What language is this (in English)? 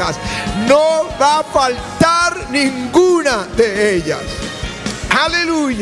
Spanish